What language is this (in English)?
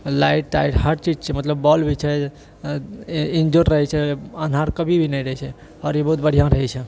Maithili